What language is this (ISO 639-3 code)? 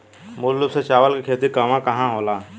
bho